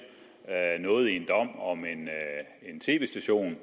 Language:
Danish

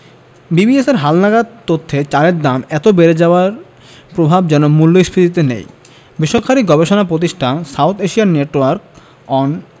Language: Bangla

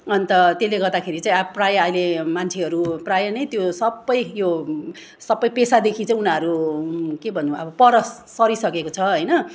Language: Nepali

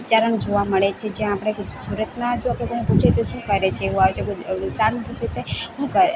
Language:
Gujarati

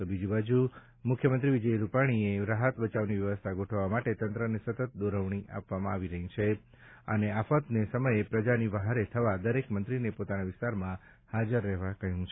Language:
Gujarati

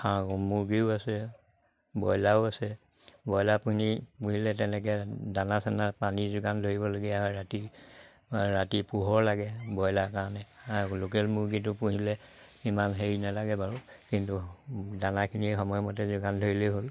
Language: Assamese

